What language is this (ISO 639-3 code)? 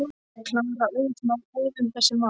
isl